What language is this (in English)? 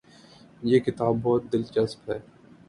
Urdu